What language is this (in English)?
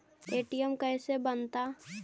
Magahi